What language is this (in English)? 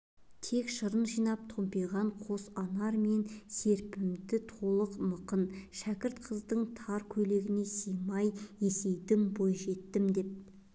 Kazakh